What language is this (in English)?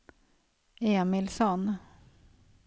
Swedish